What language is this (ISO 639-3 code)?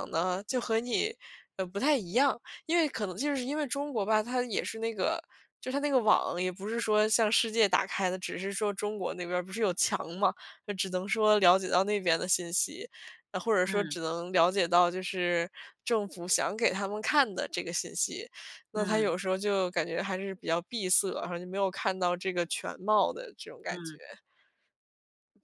zho